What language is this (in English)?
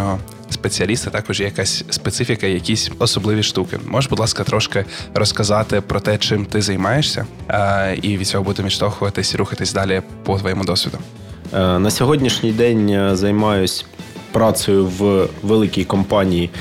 Ukrainian